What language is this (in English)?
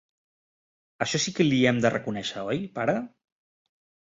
Catalan